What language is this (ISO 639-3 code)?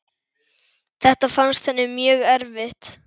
isl